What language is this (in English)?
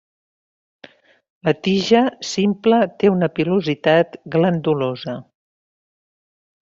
Catalan